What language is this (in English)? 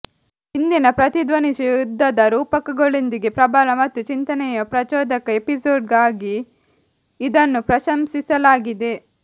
Kannada